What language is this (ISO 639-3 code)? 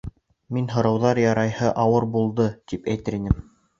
bak